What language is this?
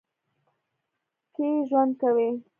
Pashto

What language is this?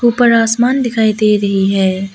Hindi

